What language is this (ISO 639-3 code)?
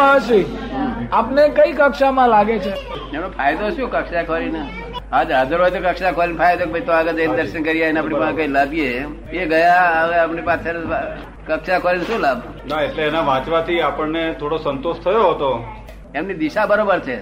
guj